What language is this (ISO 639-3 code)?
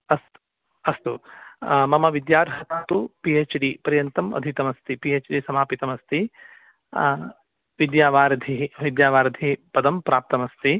san